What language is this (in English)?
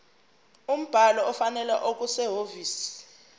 Zulu